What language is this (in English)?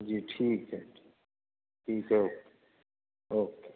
Urdu